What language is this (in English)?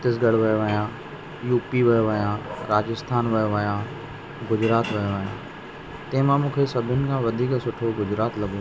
Sindhi